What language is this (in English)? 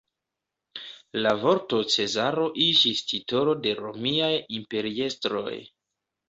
Esperanto